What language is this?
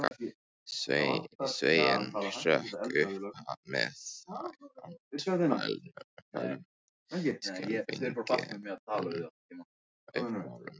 Icelandic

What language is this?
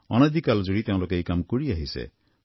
Assamese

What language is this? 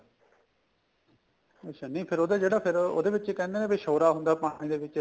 Punjabi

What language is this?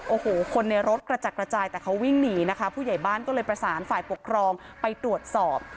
Thai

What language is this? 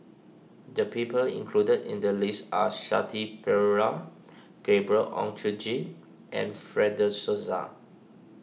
English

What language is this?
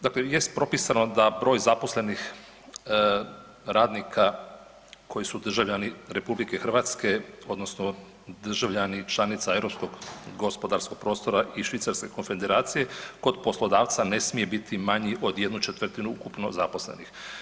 Croatian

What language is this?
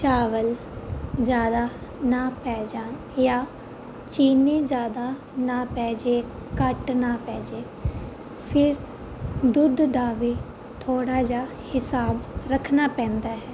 Punjabi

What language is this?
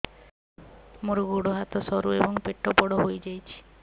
Odia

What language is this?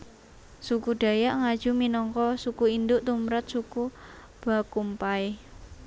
Javanese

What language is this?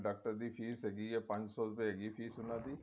Punjabi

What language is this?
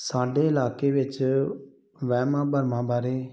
Punjabi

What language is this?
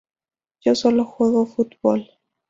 Spanish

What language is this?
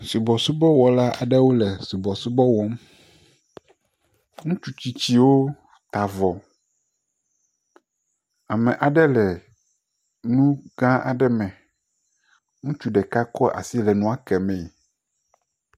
Ewe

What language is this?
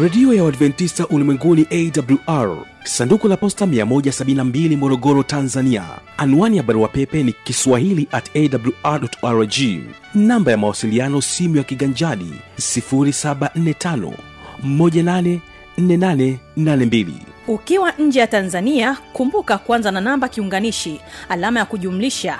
Swahili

